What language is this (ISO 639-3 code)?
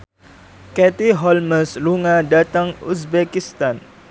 jav